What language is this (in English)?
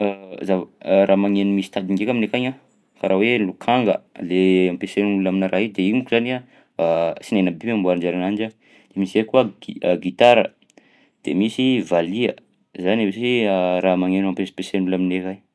Southern Betsimisaraka Malagasy